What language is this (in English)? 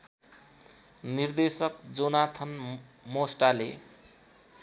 Nepali